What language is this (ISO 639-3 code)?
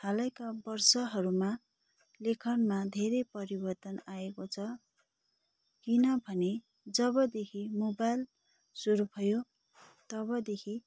nep